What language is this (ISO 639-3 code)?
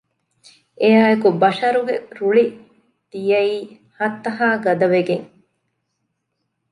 div